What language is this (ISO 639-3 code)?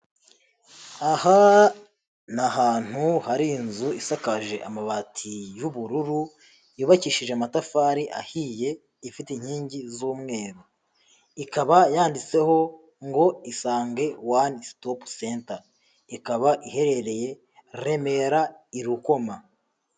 kin